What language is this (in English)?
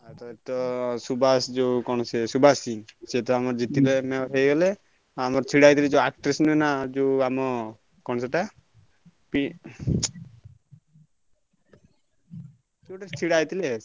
Odia